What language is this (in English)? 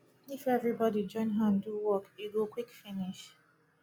Nigerian Pidgin